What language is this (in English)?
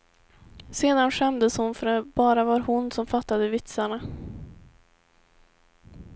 Swedish